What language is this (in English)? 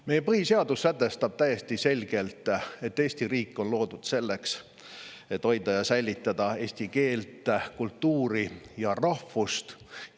Estonian